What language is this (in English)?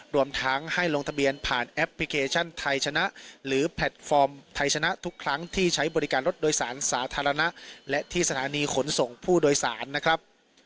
Thai